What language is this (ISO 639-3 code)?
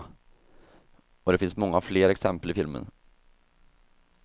swe